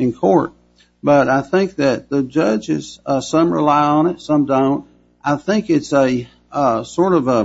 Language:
English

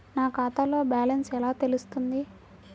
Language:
Telugu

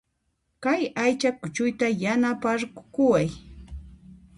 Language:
Puno Quechua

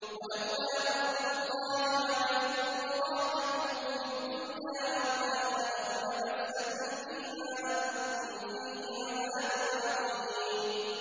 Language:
Arabic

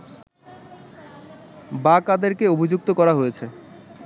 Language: Bangla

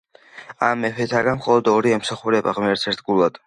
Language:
Georgian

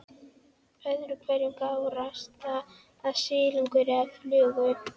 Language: Icelandic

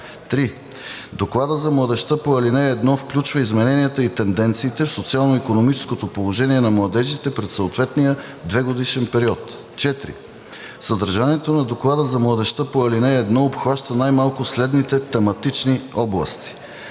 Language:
Bulgarian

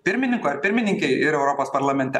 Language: Lithuanian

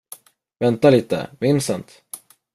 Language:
Swedish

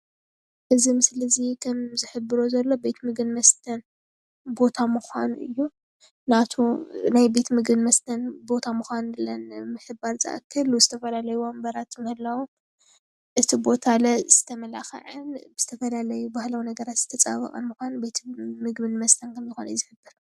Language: Tigrinya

